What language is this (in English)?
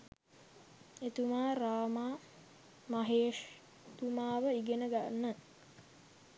Sinhala